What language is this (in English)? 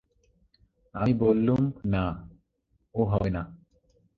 Bangla